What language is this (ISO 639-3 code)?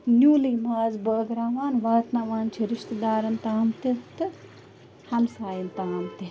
kas